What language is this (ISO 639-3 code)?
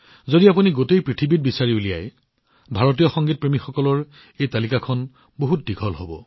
asm